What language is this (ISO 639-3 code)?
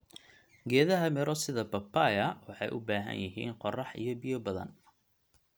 som